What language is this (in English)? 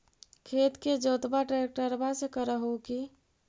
Magahi